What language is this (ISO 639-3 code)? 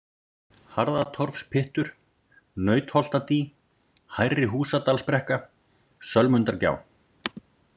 isl